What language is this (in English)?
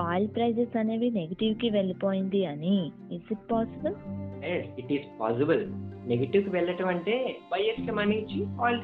Telugu